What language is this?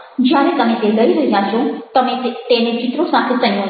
Gujarati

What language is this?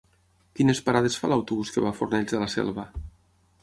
Catalan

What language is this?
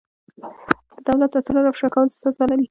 Pashto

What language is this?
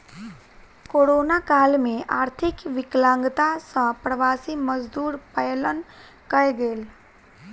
Maithili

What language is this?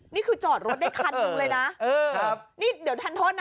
Thai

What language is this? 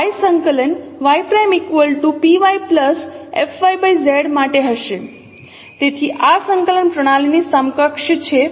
Gujarati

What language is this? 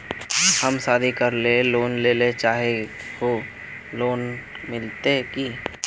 Magahi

